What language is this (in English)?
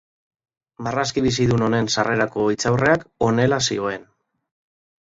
Basque